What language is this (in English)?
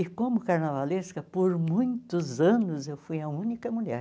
Portuguese